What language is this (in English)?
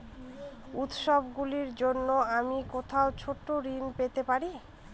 Bangla